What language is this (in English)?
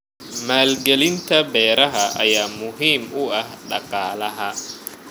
Somali